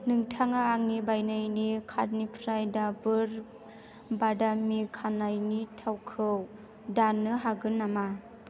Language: Bodo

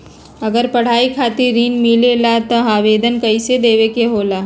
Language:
Magahi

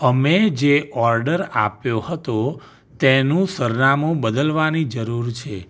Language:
Gujarati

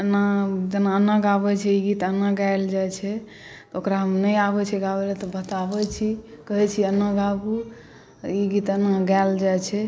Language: Maithili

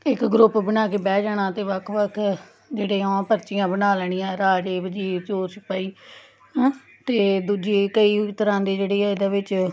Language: Punjabi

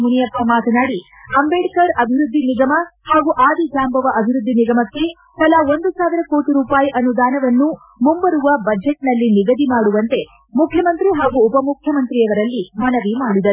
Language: Kannada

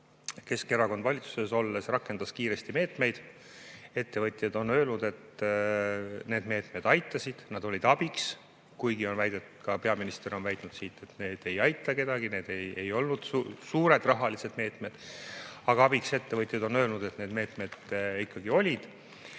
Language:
Estonian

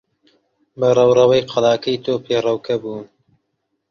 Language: Central Kurdish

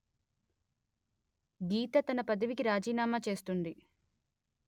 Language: Telugu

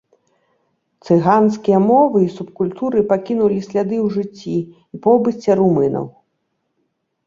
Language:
Belarusian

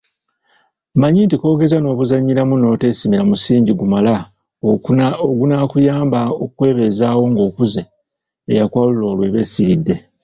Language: Ganda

